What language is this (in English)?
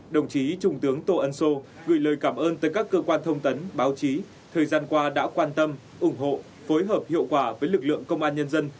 Vietnamese